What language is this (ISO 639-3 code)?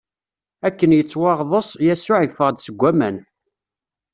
kab